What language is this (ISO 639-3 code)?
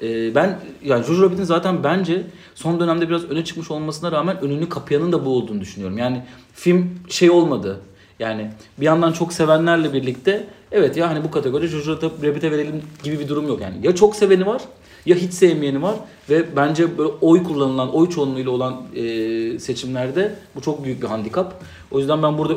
tur